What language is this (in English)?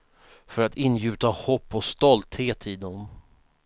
Swedish